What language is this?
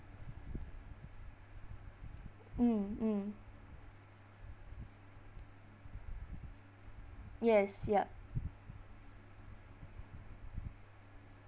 English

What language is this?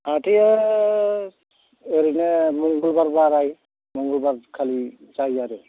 Bodo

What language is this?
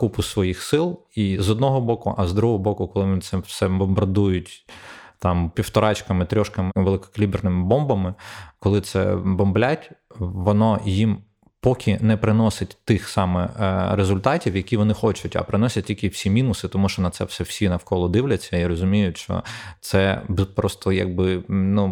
Ukrainian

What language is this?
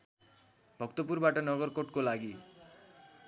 Nepali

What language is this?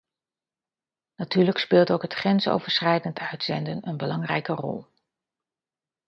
Dutch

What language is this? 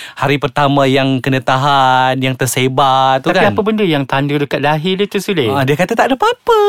Malay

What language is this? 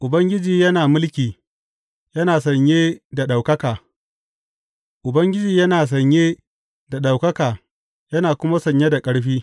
Hausa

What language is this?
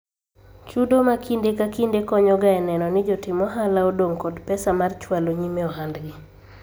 Luo (Kenya and Tanzania)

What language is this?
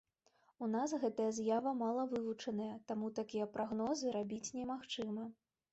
Belarusian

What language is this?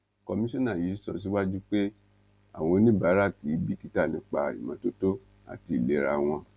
Yoruba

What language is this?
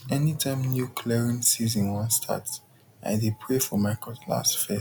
Nigerian Pidgin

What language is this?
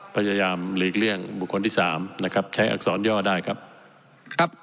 Thai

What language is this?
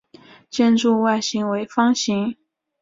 Chinese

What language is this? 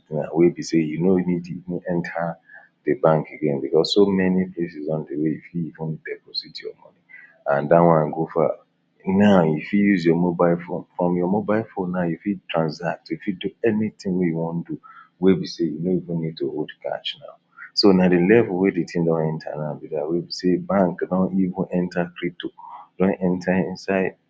Nigerian Pidgin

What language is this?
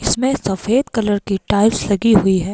Hindi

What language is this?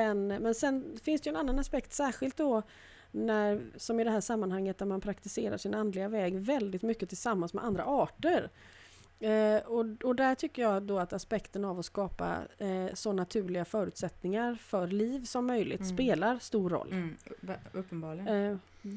Swedish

